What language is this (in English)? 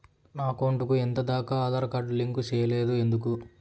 Telugu